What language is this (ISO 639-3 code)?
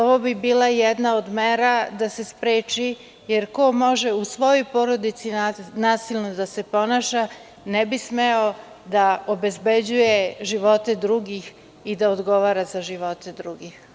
srp